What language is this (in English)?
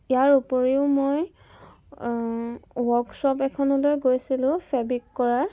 Assamese